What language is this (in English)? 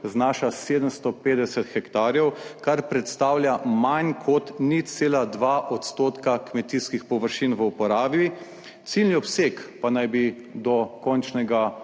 Slovenian